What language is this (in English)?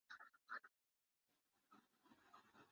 Urdu